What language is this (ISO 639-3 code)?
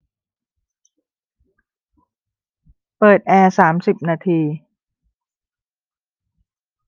tha